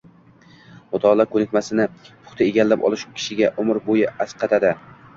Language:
Uzbek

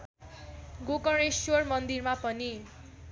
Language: Nepali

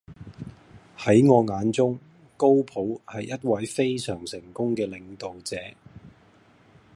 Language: Cantonese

